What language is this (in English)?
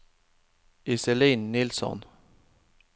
Norwegian